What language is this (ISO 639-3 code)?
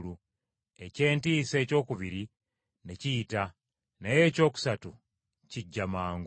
lug